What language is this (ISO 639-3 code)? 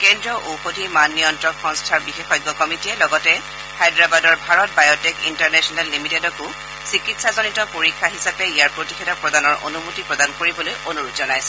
asm